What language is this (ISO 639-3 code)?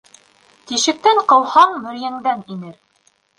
bak